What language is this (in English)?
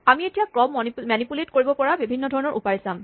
Assamese